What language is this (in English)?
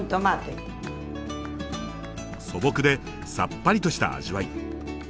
Japanese